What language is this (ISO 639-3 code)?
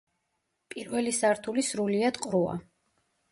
kat